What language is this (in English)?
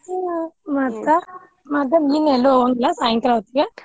Kannada